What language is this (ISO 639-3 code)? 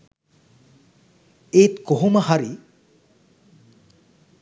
sin